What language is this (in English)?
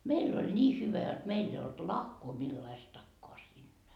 Finnish